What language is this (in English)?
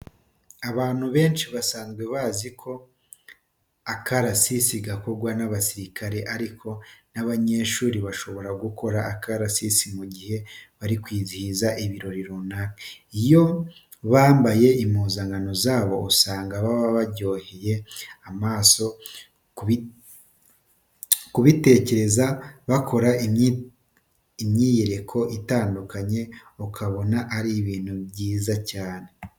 Kinyarwanda